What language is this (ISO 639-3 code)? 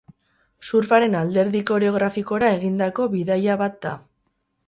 eus